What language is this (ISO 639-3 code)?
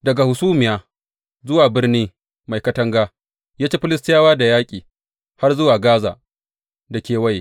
hau